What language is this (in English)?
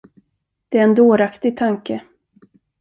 Swedish